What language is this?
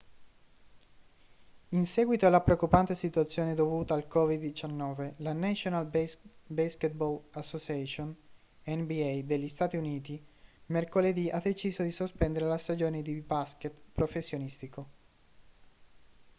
Italian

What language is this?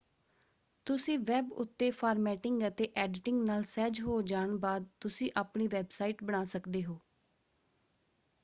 Punjabi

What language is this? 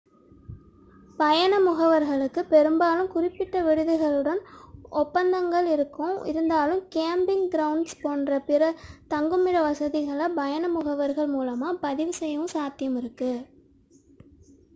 Tamil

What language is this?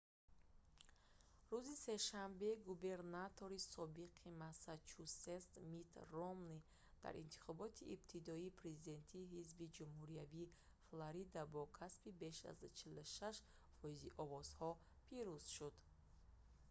Tajik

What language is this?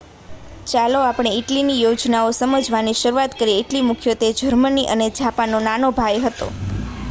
Gujarati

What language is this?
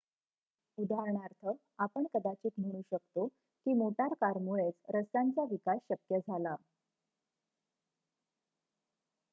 Marathi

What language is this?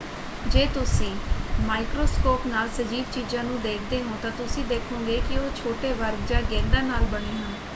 Punjabi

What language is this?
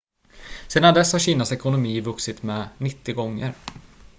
Swedish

